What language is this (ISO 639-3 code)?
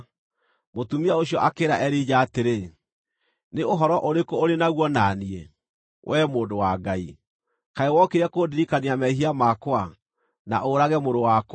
kik